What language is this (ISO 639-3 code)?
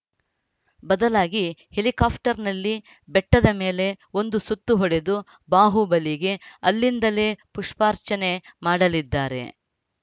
kan